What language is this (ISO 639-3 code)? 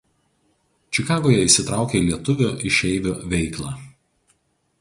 lit